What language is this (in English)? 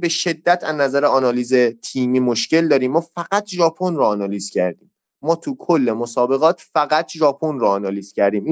Persian